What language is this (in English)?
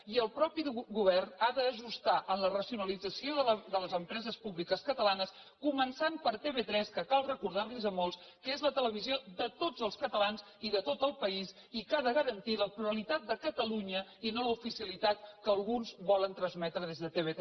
Catalan